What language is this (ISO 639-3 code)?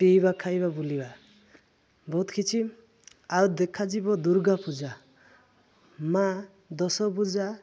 ori